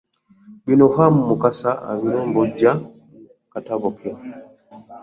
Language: Ganda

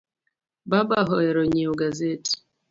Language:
Luo (Kenya and Tanzania)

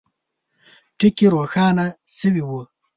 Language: Pashto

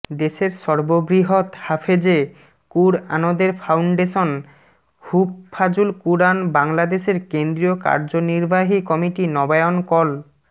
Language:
Bangla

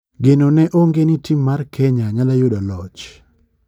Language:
Luo (Kenya and Tanzania)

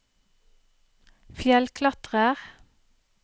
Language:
Norwegian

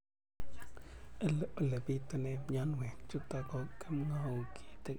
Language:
Kalenjin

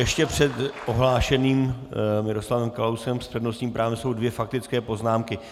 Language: Czech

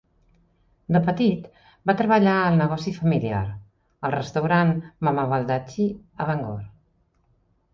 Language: Catalan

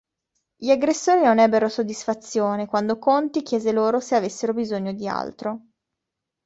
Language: Italian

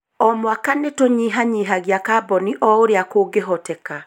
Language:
Kikuyu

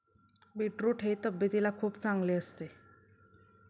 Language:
Marathi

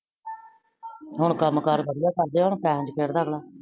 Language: Punjabi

